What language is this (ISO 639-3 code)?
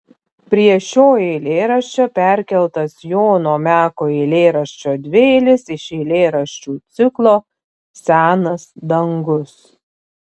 lit